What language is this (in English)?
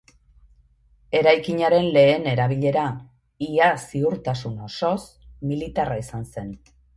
Basque